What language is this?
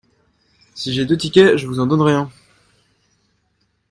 French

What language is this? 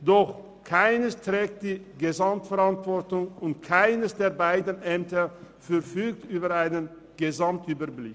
Swiss German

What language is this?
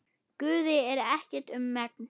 Icelandic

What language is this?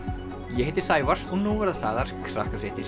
Icelandic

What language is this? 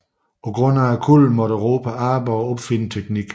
Danish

